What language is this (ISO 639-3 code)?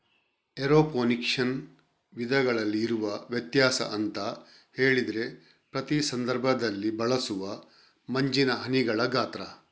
kan